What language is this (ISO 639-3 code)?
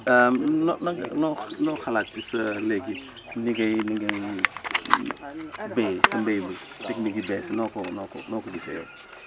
wol